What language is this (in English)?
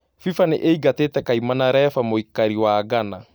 Kikuyu